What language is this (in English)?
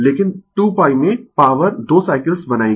Hindi